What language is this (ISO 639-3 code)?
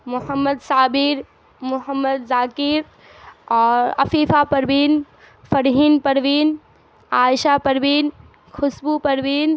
urd